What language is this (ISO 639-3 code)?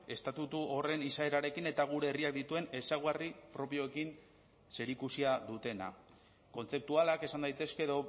eus